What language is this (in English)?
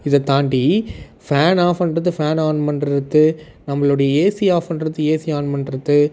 Tamil